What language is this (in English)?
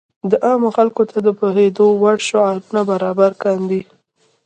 Pashto